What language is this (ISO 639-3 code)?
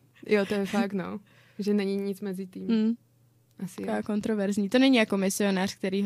ces